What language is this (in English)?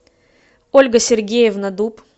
Russian